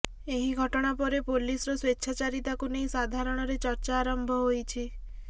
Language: Odia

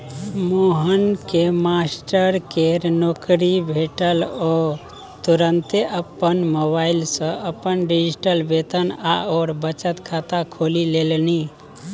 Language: Maithili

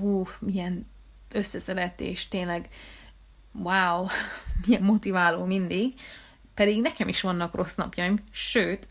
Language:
Hungarian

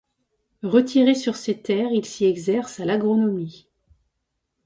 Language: French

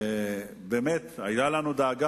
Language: Hebrew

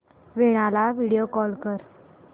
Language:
Marathi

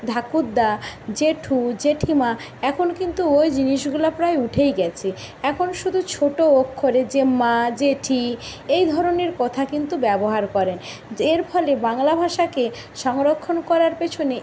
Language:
Bangla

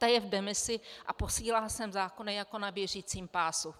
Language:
Czech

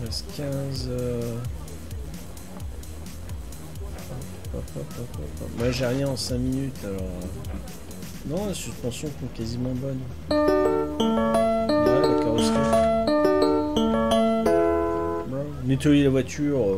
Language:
French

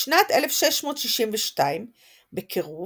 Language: Hebrew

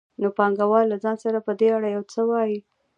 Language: Pashto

